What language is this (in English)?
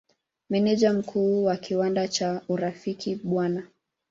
Swahili